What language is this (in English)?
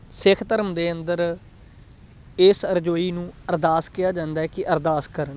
Punjabi